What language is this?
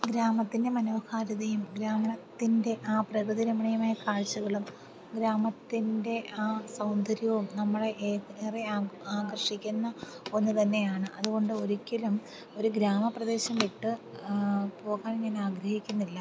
Malayalam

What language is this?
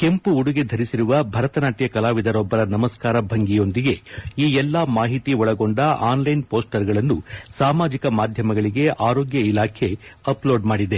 Kannada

